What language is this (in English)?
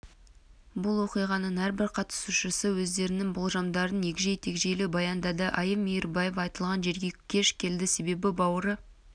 Kazakh